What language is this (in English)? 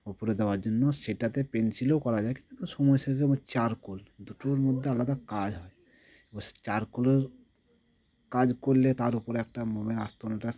Bangla